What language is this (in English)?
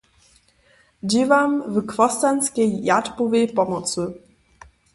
Upper Sorbian